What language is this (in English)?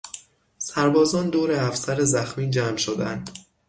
Persian